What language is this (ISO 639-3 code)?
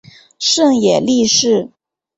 zho